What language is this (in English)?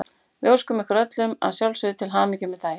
Icelandic